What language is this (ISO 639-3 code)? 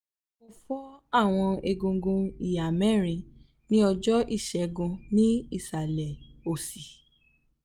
yor